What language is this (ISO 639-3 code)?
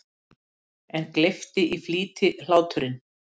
isl